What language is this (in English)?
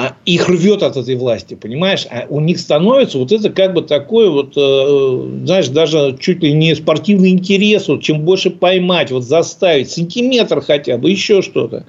Russian